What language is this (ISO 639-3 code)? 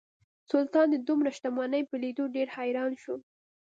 pus